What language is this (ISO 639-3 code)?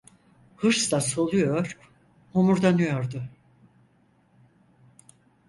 tur